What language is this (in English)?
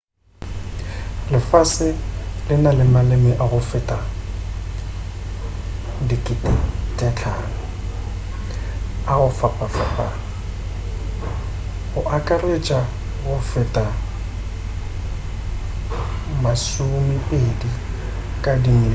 Northern Sotho